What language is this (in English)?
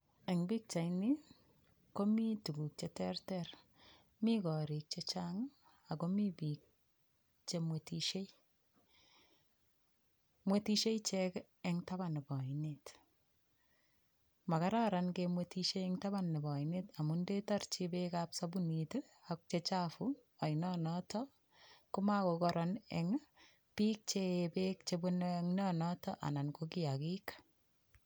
Kalenjin